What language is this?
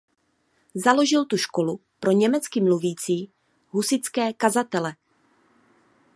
Czech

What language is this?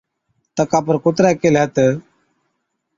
Od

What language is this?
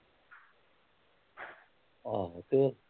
Punjabi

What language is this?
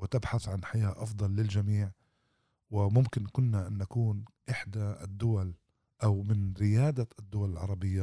Arabic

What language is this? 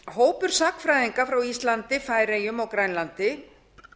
Icelandic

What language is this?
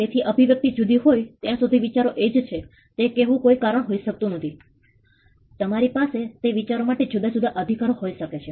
Gujarati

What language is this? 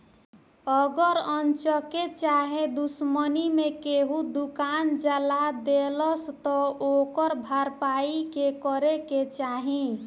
Bhojpuri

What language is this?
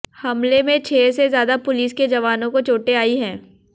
Hindi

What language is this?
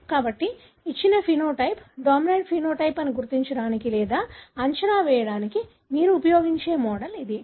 Telugu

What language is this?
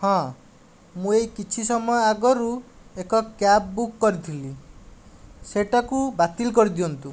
Odia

